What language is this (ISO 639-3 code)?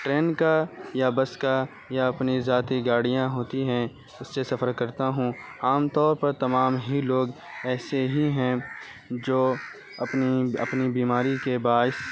urd